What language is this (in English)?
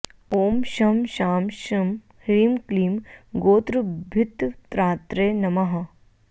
Sanskrit